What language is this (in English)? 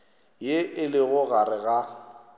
Northern Sotho